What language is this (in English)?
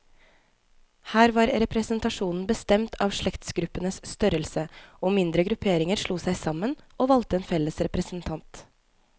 Norwegian